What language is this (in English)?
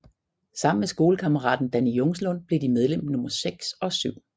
Danish